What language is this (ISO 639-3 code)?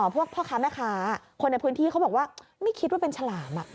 tha